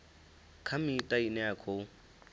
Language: Venda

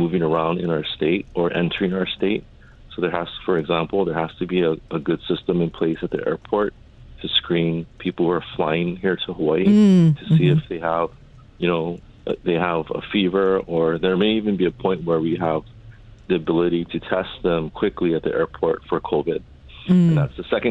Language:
English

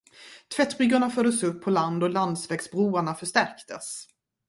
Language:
Swedish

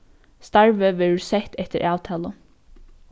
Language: Faroese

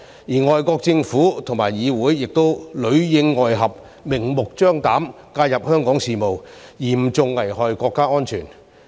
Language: Cantonese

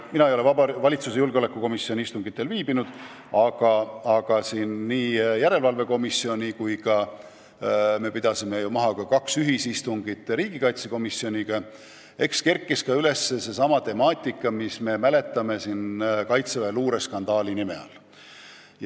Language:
Estonian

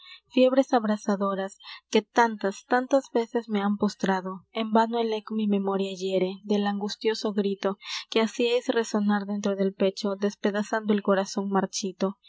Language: Spanish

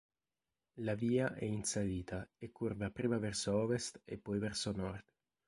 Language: Italian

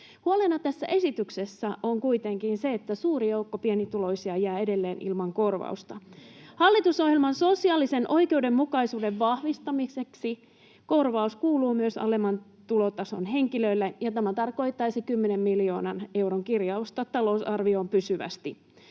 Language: Finnish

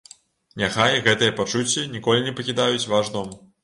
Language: Belarusian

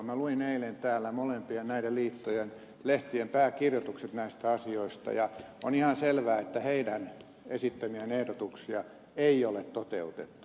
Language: Finnish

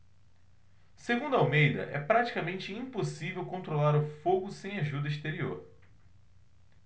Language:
Portuguese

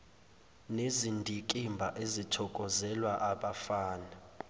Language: Zulu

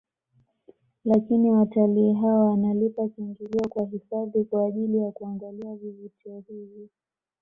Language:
Swahili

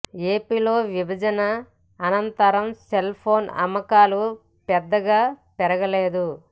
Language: Telugu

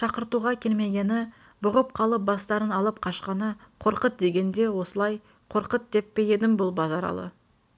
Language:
Kazakh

